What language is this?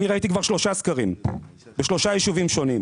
Hebrew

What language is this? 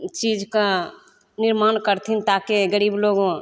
Maithili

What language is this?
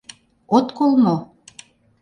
Mari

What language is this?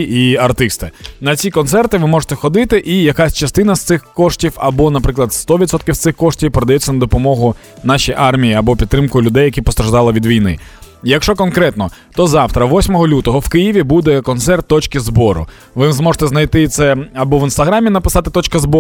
Ukrainian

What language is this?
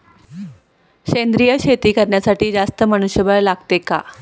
Marathi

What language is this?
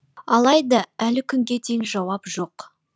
Kazakh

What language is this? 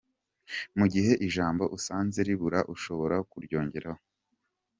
Kinyarwanda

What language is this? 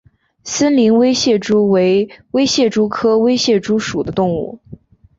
Chinese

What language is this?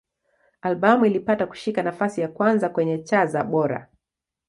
Swahili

